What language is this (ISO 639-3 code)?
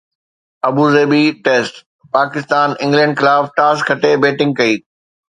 snd